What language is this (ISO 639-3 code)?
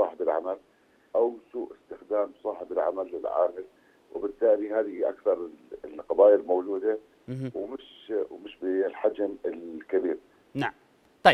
ara